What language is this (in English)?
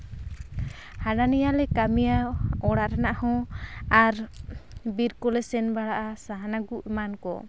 Santali